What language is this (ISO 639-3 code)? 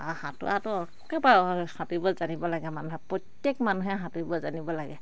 asm